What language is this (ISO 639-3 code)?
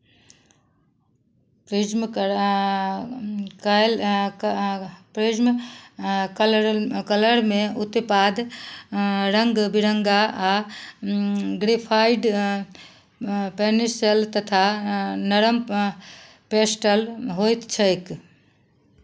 mai